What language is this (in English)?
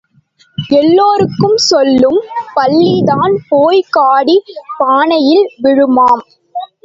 Tamil